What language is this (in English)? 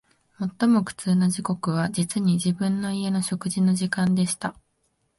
Japanese